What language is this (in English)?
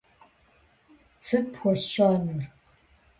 Kabardian